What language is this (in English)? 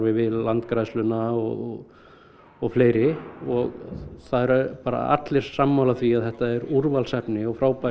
Icelandic